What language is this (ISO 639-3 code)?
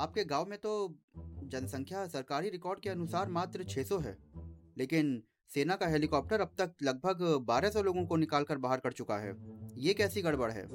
hin